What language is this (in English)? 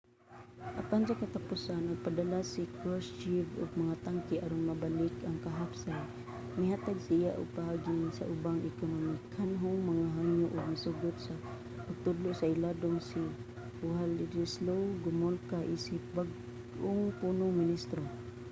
Cebuano